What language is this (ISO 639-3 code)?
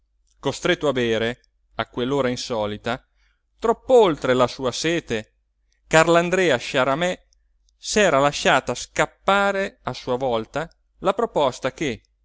ita